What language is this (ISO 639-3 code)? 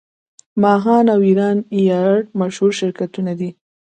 pus